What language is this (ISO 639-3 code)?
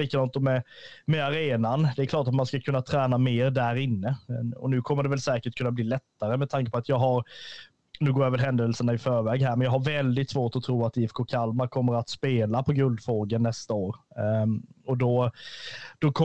swe